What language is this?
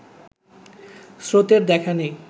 Bangla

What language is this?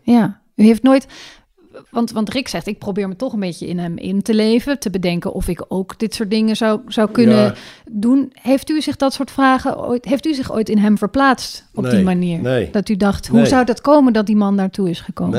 Dutch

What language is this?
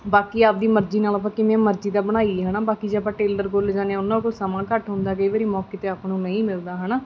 Punjabi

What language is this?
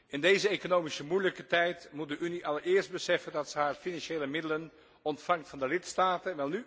Dutch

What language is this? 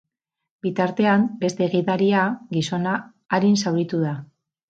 Basque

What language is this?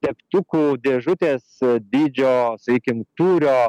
Lithuanian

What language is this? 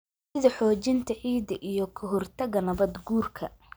Somali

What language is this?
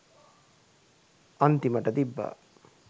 Sinhala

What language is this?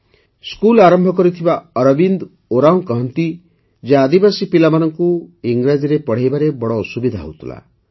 Odia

